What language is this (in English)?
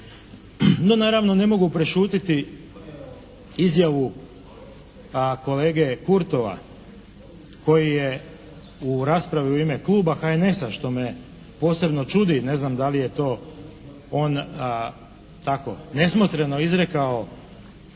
Croatian